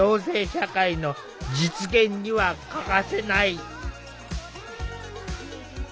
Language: Japanese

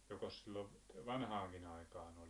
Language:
Finnish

